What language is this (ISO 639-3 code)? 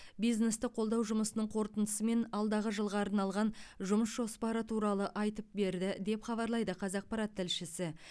kaz